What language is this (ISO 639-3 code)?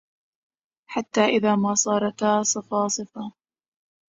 ara